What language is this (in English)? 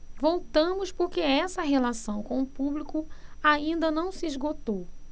Portuguese